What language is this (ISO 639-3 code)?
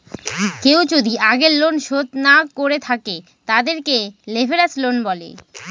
ben